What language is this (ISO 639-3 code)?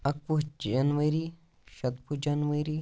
kas